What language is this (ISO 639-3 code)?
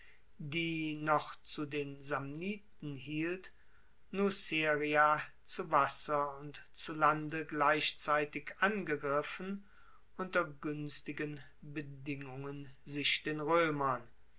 deu